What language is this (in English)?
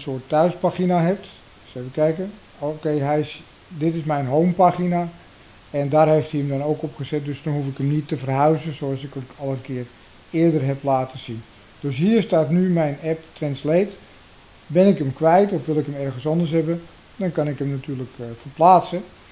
Dutch